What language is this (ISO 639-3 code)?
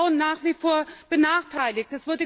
deu